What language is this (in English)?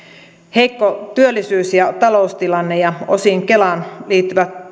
Finnish